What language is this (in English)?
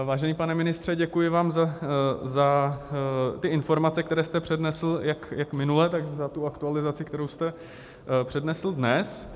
Czech